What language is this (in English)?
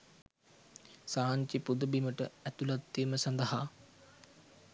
Sinhala